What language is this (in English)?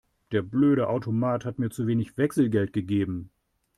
German